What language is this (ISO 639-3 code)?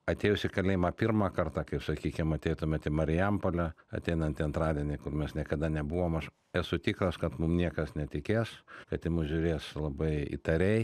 lit